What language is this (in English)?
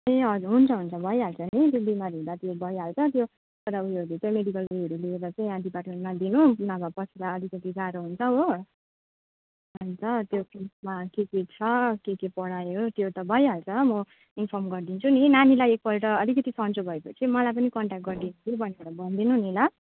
Nepali